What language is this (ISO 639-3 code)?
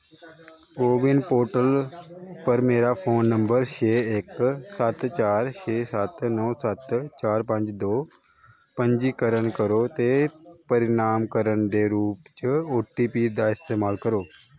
doi